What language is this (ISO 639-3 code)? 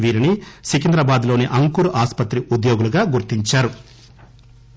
tel